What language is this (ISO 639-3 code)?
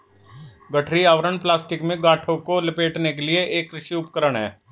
hin